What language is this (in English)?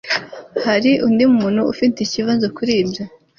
Kinyarwanda